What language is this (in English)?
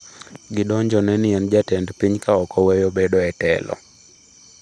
Luo (Kenya and Tanzania)